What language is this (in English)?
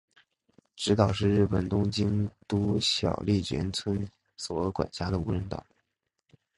Chinese